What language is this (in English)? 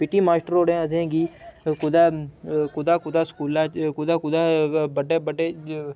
Dogri